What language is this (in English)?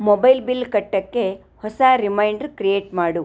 Kannada